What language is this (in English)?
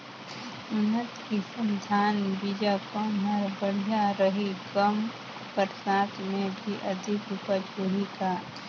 Chhattisgarhi